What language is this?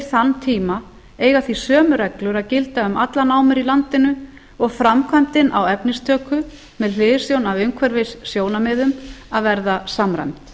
Icelandic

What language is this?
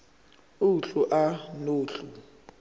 Zulu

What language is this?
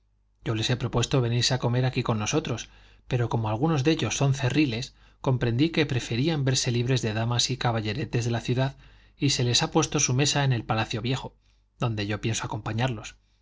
Spanish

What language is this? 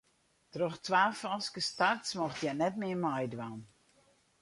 Western Frisian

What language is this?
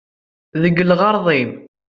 Kabyle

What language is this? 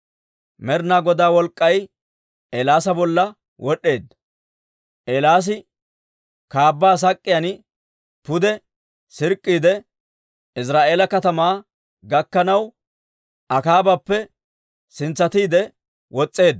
Dawro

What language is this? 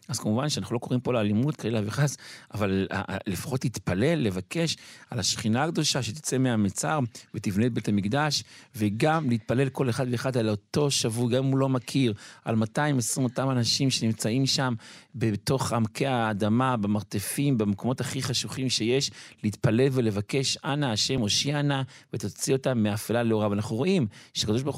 Hebrew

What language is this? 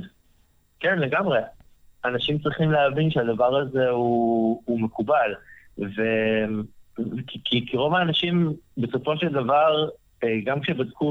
Hebrew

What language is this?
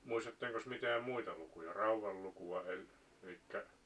Finnish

